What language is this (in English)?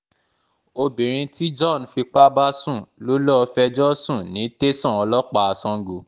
Yoruba